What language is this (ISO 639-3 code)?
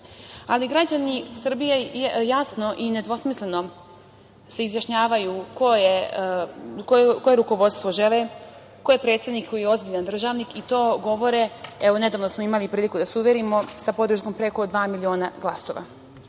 srp